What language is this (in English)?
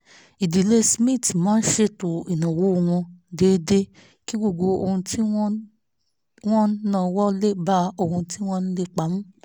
Yoruba